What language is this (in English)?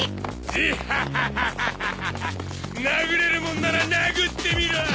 Japanese